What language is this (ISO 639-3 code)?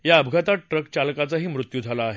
mar